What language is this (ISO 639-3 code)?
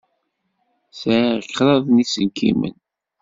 kab